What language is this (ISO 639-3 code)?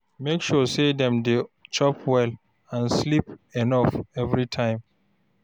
pcm